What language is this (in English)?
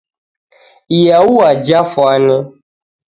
Taita